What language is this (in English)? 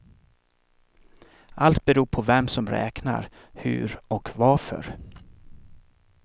Swedish